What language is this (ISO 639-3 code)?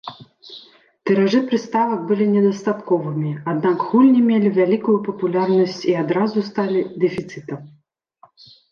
bel